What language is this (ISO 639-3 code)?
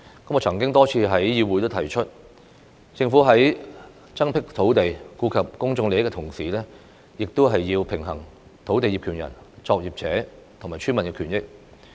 yue